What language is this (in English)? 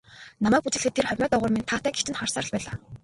Mongolian